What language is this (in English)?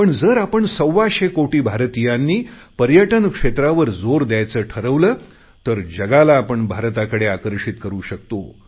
Marathi